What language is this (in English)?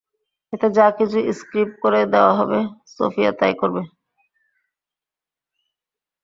Bangla